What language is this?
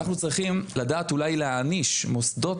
Hebrew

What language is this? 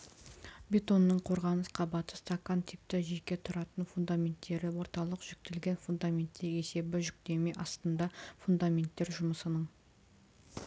Kazakh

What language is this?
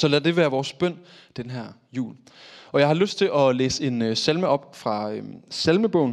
Danish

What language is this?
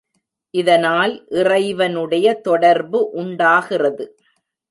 Tamil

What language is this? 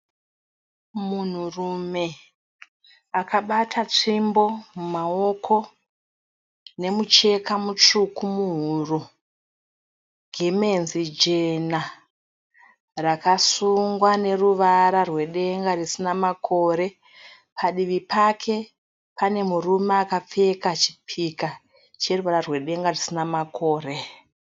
Shona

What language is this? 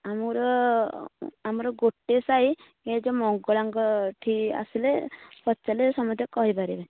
Odia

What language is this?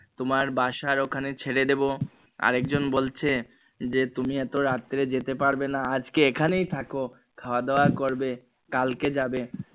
Bangla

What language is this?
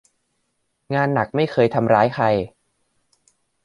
Thai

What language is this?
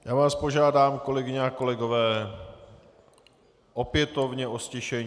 Czech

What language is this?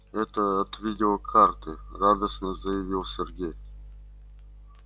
Russian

